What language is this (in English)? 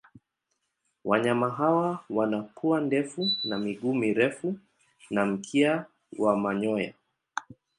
Swahili